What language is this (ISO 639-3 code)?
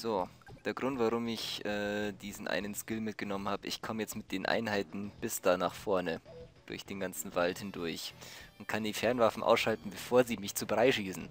deu